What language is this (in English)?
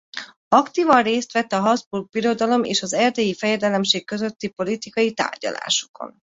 Hungarian